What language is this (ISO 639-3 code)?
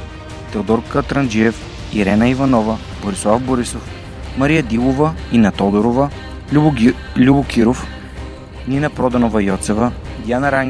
bul